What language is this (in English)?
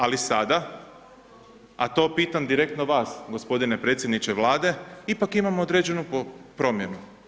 Croatian